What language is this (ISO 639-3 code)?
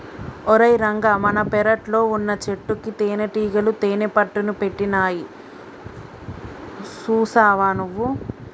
tel